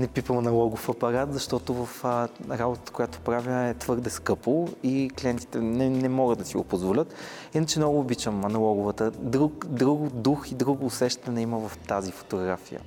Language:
Bulgarian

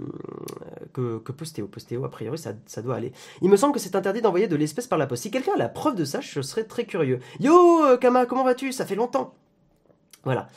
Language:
French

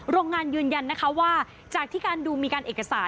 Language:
Thai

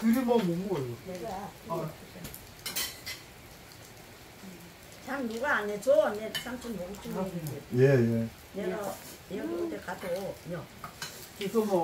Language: Korean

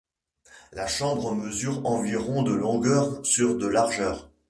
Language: French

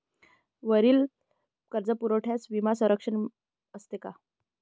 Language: Marathi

